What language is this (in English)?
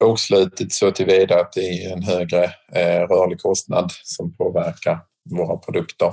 Swedish